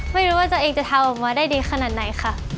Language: Thai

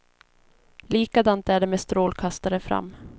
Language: Swedish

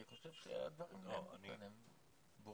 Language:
Hebrew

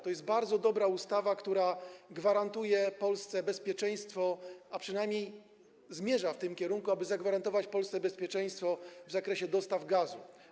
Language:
Polish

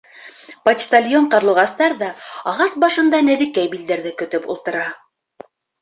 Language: Bashkir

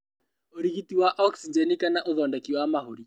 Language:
Kikuyu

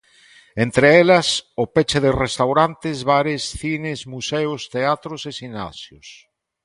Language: Galician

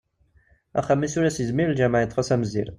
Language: Kabyle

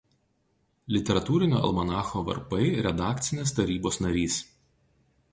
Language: Lithuanian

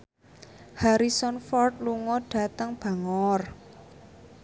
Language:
Javanese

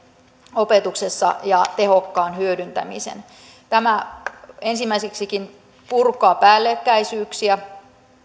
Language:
Finnish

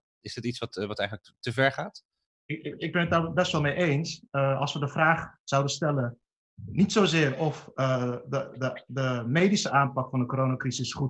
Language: Dutch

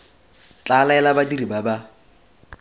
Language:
Tswana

